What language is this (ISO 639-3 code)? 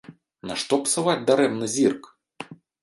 bel